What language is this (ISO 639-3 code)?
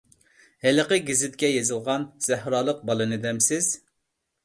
uig